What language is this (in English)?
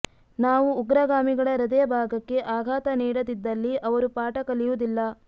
Kannada